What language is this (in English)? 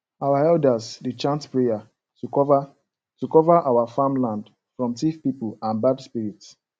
Nigerian Pidgin